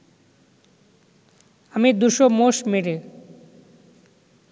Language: Bangla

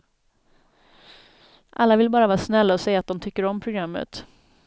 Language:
Swedish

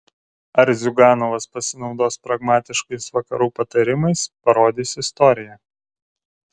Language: Lithuanian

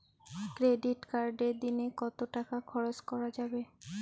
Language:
Bangla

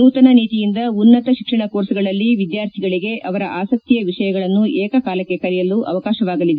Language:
Kannada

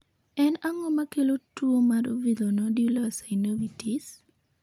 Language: Luo (Kenya and Tanzania)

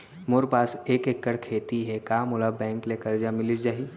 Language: Chhattisgarhi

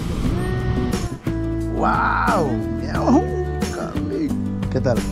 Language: Spanish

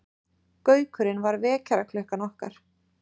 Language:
Icelandic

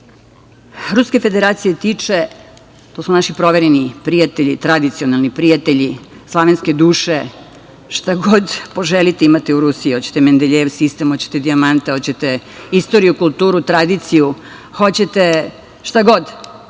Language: Serbian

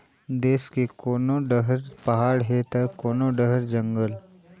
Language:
Chhattisgarhi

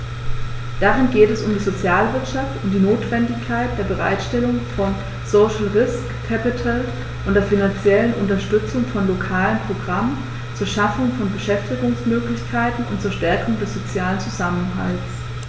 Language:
German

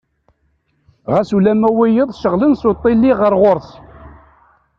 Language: Kabyle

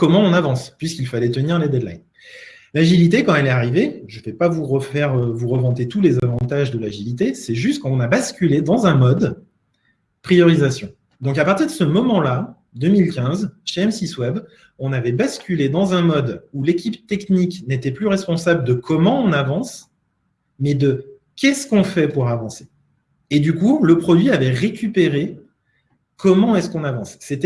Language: French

